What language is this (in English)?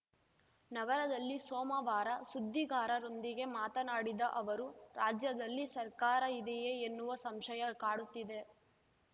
Kannada